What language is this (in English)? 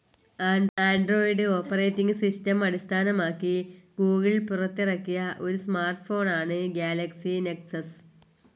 Malayalam